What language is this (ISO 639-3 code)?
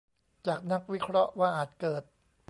tha